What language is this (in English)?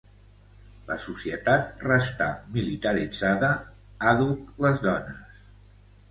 Catalan